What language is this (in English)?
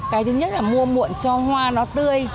Vietnamese